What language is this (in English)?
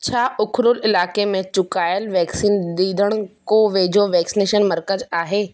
Sindhi